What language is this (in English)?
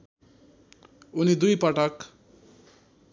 Nepali